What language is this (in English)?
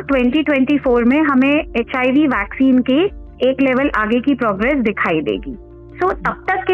Hindi